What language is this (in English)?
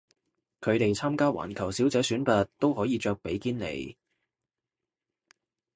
Cantonese